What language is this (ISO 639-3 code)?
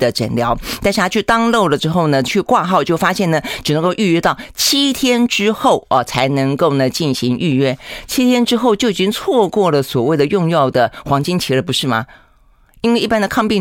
zho